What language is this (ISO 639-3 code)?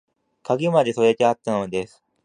jpn